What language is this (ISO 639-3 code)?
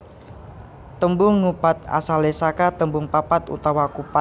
jav